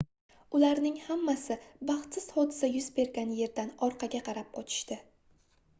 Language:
Uzbek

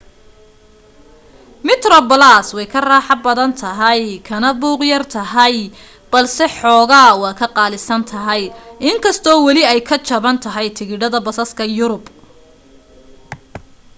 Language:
Somali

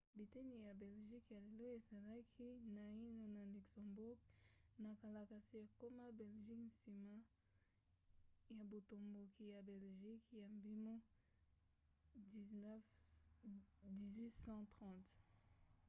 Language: Lingala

